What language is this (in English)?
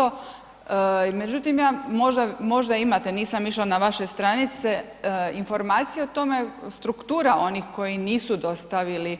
Croatian